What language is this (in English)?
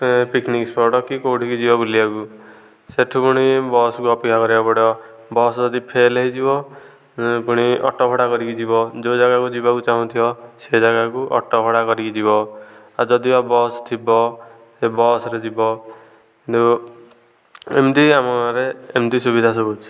Odia